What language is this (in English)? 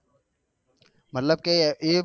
Gujarati